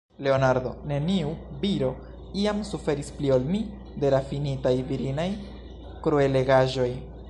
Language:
Esperanto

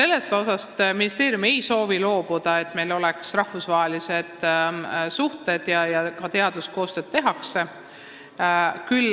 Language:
Estonian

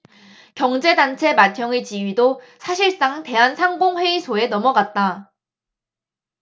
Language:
Korean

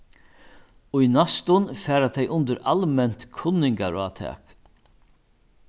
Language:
Faroese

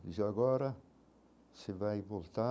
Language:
Portuguese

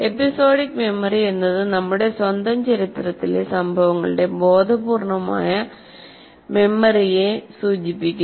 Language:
Malayalam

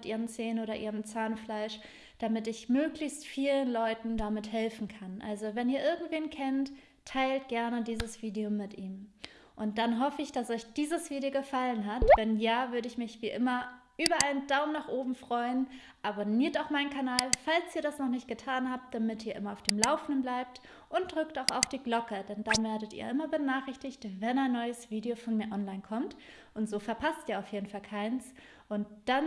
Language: German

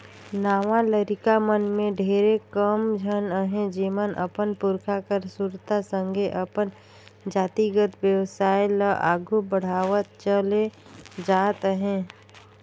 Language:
Chhattisgarhi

